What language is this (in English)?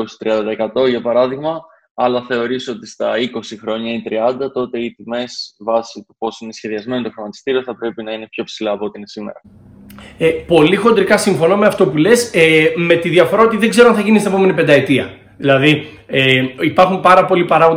Greek